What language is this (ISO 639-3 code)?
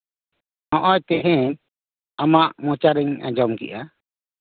sat